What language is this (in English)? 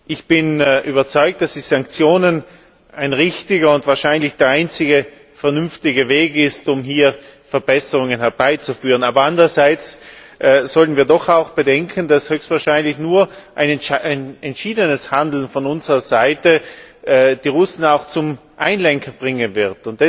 German